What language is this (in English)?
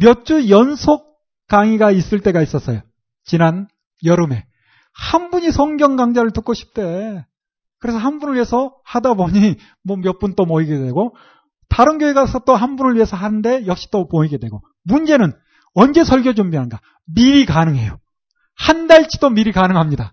Korean